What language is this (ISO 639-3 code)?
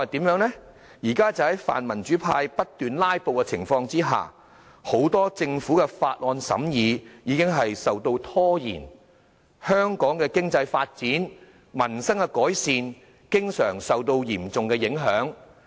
yue